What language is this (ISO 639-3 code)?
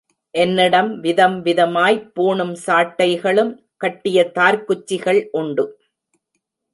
tam